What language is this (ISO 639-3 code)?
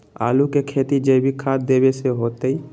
mag